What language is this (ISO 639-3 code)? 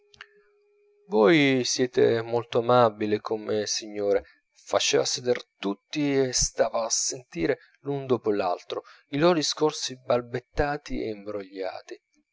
ita